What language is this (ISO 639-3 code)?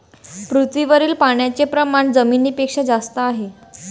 mar